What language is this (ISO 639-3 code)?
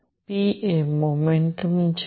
guj